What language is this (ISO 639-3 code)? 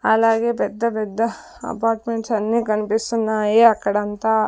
tel